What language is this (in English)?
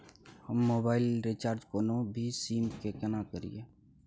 Maithili